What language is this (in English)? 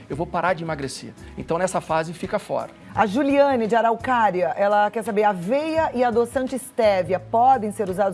Portuguese